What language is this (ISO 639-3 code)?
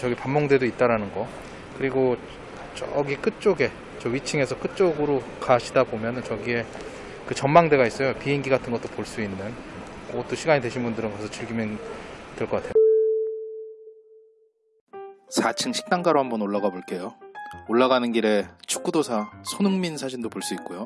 kor